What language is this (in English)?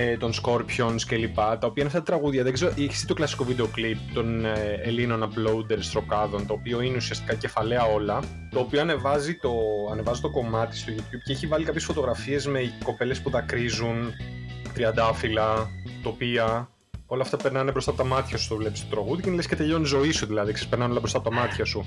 Greek